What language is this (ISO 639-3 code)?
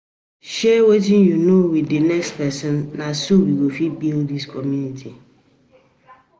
pcm